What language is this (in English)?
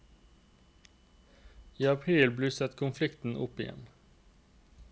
Norwegian